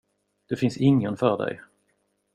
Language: Swedish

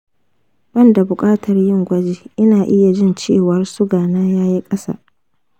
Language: Hausa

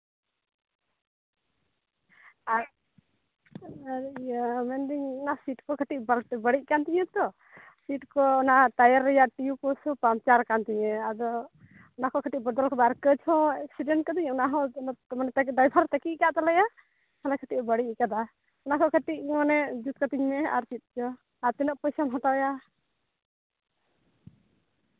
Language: Santali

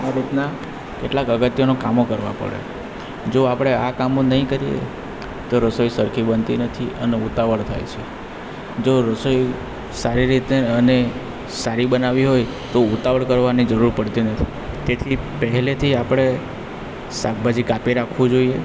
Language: Gujarati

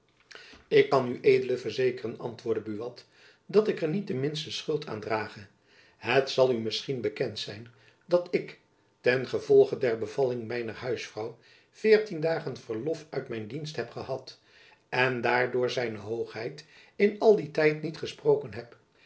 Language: Dutch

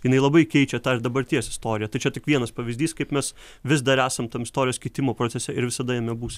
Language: Lithuanian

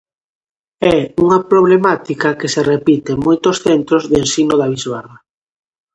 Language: Galician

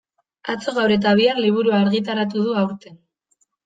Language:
Basque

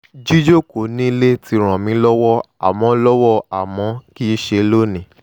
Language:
Yoruba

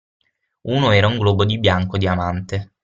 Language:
Italian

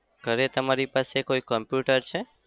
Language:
Gujarati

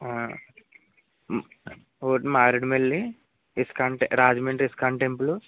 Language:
Telugu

